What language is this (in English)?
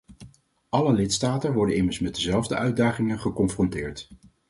Dutch